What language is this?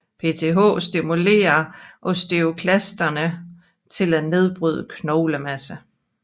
Danish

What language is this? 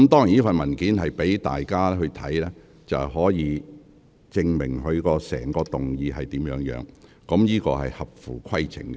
Cantonese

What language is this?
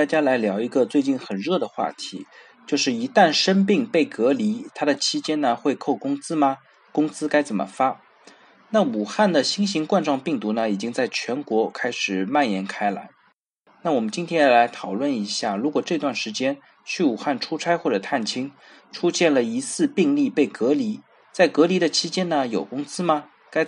Chinese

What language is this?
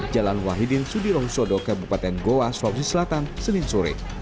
Indonesian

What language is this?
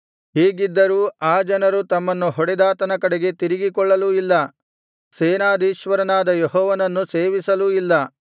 Kannada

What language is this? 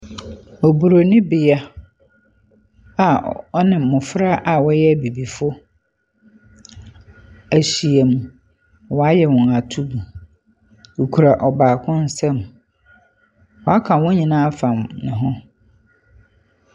Akan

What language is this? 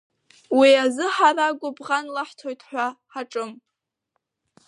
Abkhazian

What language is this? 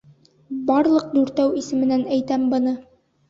Bashkir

